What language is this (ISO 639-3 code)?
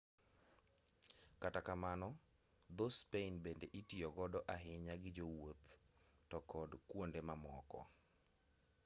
luo